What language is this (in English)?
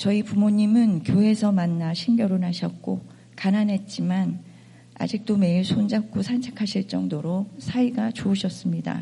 Korean